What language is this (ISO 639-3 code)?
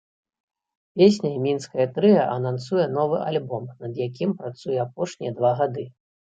bel